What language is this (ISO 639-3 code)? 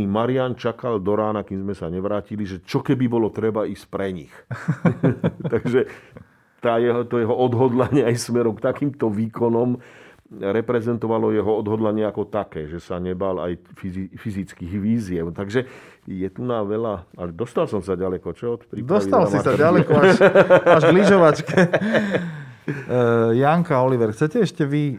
slk